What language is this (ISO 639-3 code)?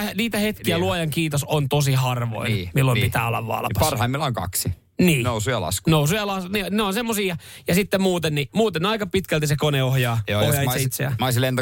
fin